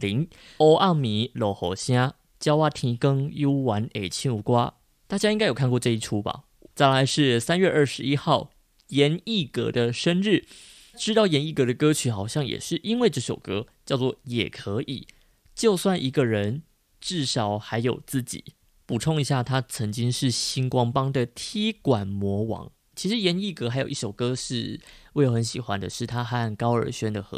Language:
Chinese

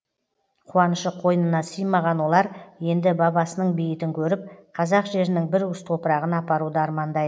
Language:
Kazakh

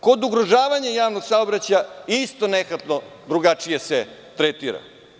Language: Serbian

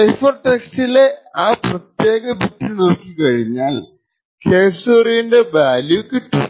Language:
Malayalam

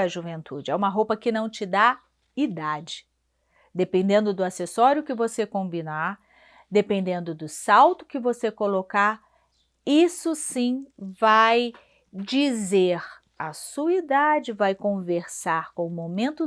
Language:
Portuguese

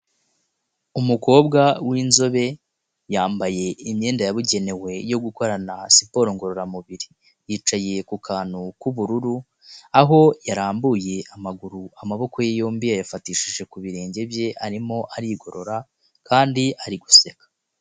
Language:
Kinyarwanda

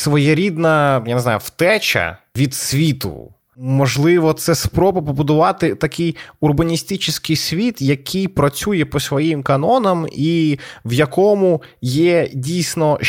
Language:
Ukrainian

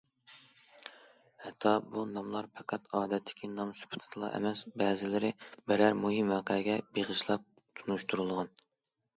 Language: Uyghur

